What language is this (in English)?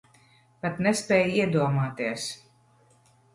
Latvian